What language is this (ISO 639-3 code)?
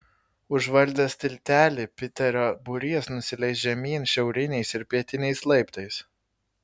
lit